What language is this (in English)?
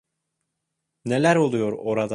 Turkish